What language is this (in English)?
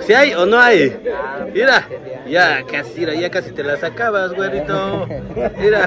Spanish